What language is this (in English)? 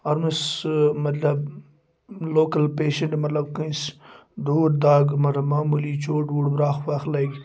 Kashmiri